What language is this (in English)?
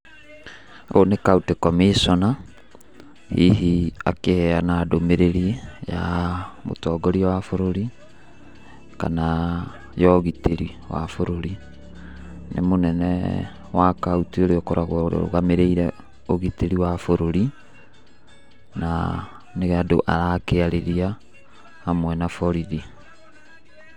Kikuyu